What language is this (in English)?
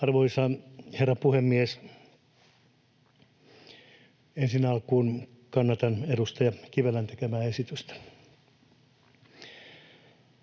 Finnish